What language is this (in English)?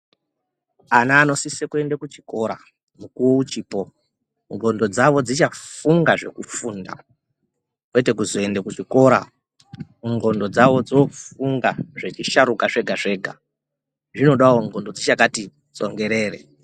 Ndau